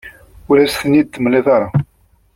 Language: Kabyle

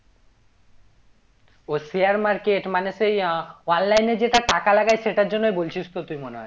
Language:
Bangla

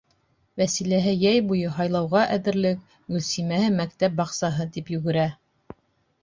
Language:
Bashkir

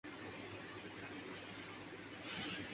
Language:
Urdu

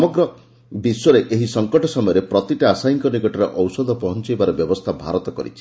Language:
Odia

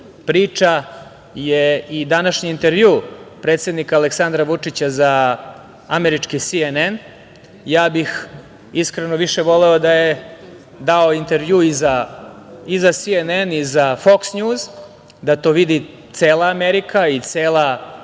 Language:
Serbian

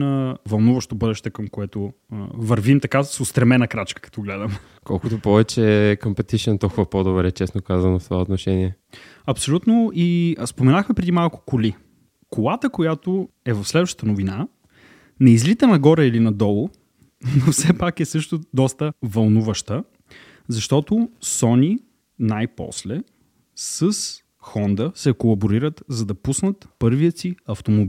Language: Bulgarian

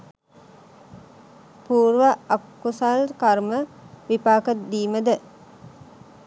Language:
Sinhala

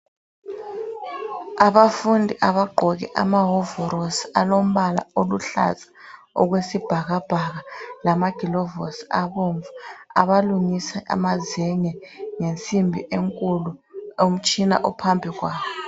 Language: North Ndebele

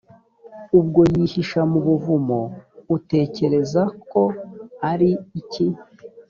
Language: Kinyarwanda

